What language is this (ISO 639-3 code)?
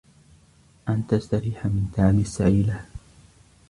ara